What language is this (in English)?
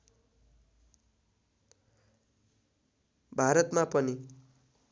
Nepali